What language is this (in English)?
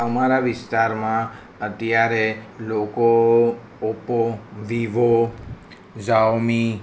Gujarati